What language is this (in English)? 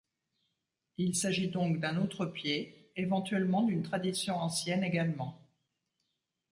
French